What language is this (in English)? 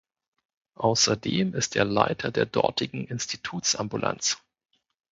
German